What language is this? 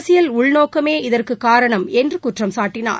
Tamil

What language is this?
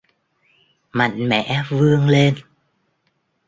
Vietnamese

